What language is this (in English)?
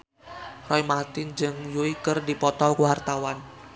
Sundanese